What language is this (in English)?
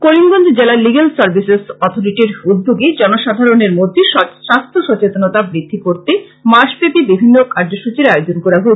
Bangla